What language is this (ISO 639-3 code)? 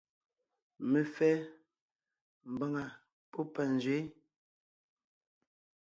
nnh